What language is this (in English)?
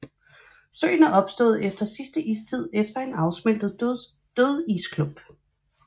Danish